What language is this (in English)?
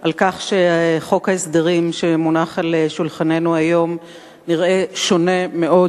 Hebrew